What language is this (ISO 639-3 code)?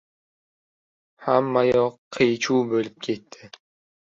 uzb